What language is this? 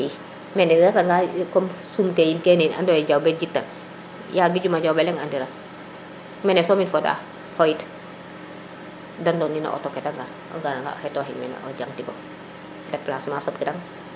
Serer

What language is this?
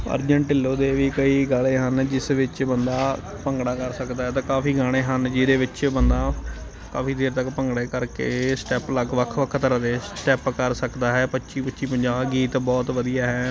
Punjabi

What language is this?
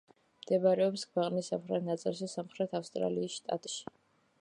Georgian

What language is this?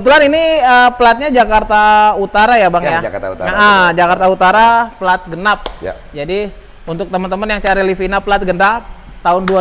Indonesian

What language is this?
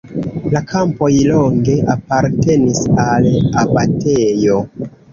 Esperanto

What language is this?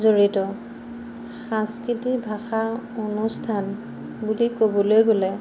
Assamese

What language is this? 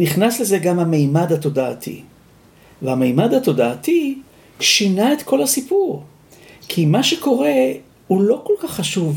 Hebrew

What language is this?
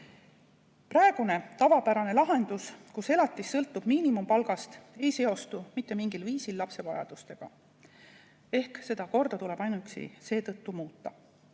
Estonian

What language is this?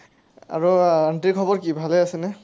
Assamese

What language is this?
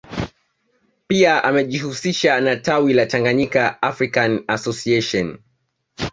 Swahili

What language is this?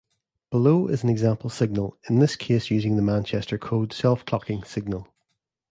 English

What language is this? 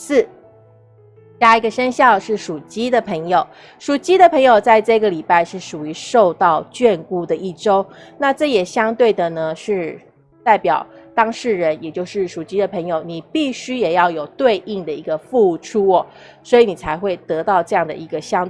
Chinese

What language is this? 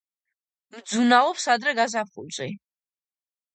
Georgian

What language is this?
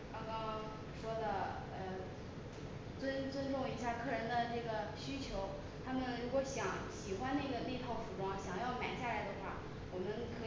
Chinese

